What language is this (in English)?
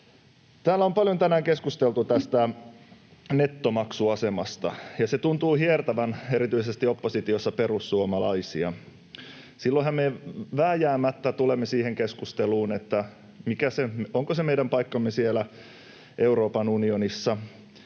Finnish